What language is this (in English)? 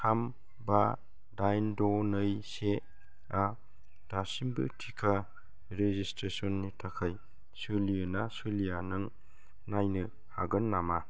Bodo